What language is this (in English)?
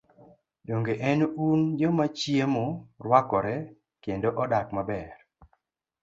Luo (Kenya and Tanzania)